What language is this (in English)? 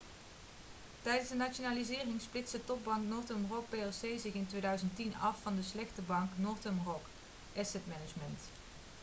Dutch